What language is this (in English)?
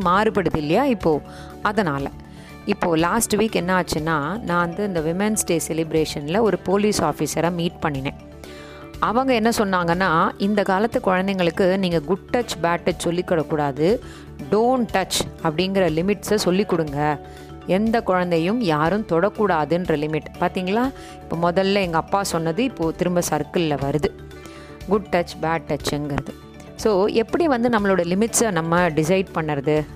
Tamil